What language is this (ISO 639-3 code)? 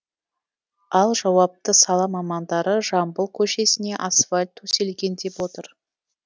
kaz